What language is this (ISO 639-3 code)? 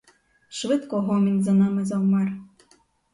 ukr